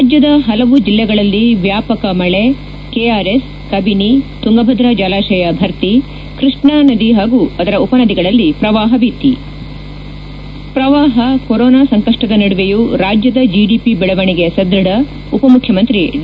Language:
Kannada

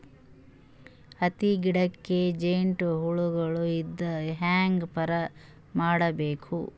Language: Kannada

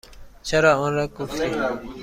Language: Persian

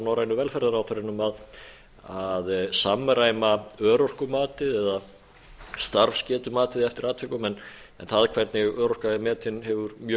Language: Icelandic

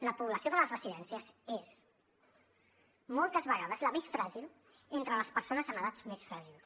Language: Catalan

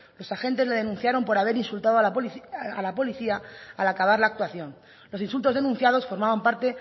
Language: Spanish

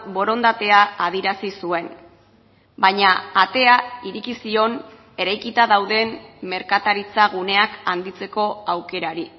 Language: Basque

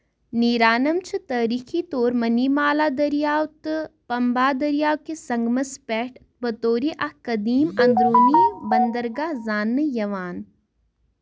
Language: Kashmiri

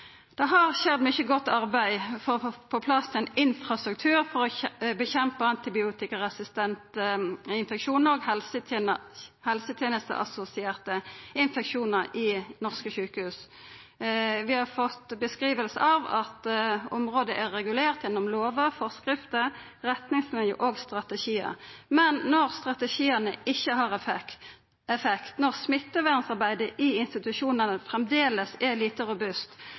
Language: Norwegian Nynorsk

